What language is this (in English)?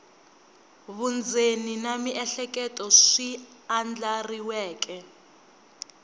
Tsonga